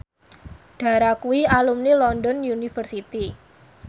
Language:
Javanese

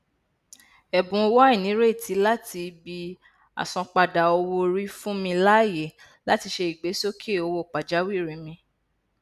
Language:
Yoruba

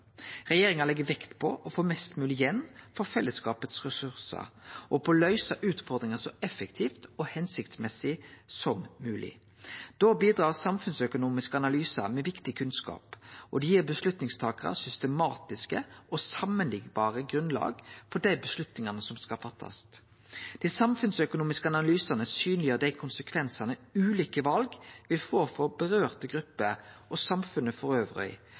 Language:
Norwegian Nynorsk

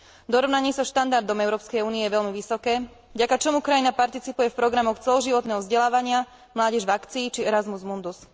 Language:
Slovak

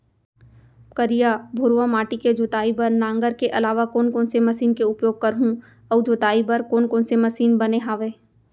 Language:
Chhattisgarhi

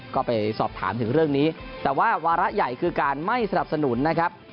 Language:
Thai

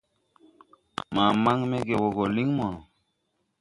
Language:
Tupuri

